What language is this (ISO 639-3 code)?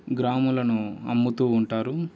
tel